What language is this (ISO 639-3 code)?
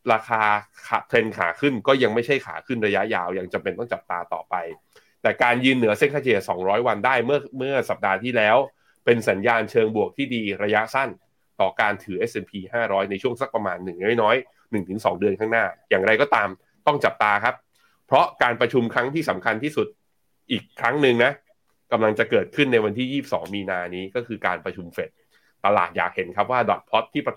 tha